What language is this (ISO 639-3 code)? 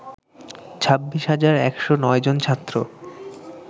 ben